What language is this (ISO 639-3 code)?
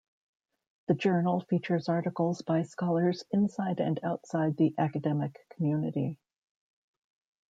eng